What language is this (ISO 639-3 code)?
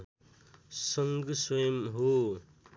nep